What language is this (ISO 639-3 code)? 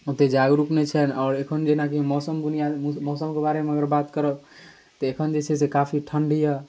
mai